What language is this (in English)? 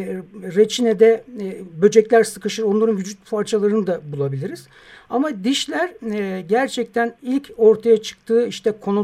Turkish